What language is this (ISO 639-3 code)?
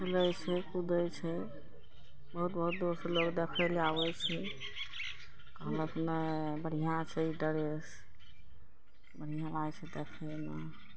mai